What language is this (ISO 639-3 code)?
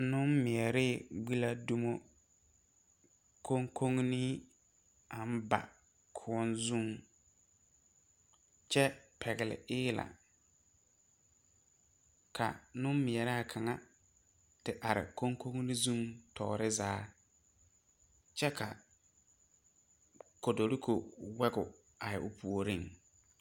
dga